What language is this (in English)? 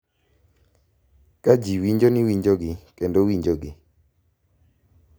Luo (Kenya and Tanzania)